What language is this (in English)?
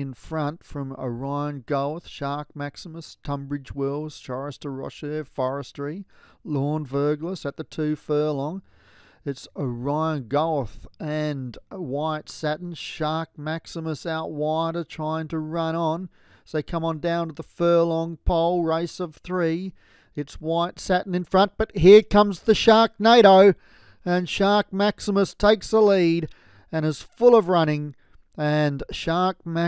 English